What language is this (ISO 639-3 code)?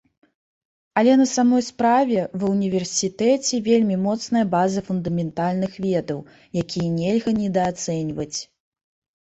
bel